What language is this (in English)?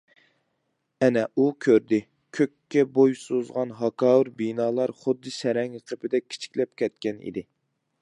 Uyghur